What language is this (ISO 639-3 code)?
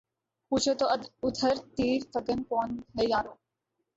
urd